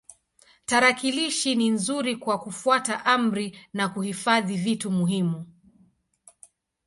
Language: Swahili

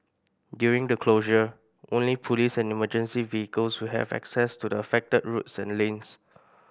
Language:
English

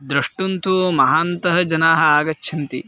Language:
Sanskrit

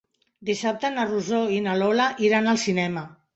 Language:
Catalan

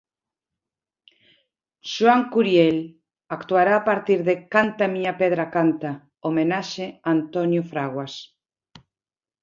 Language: Galician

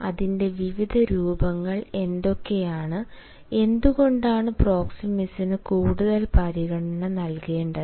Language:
Malayalam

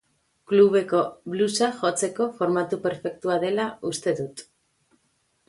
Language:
Basque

